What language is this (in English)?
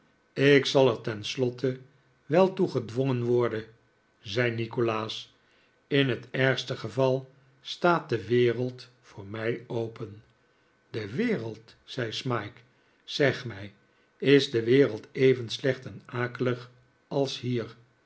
Dutch